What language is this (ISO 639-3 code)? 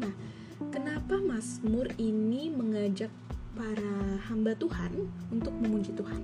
ind